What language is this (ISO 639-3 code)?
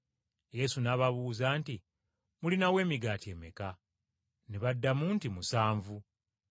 lug